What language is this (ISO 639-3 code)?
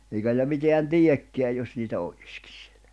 fin